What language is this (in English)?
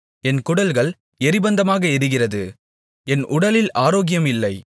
Tamil